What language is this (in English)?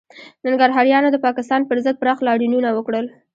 Pashto